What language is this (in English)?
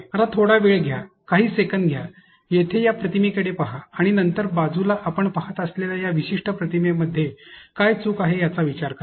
Marathi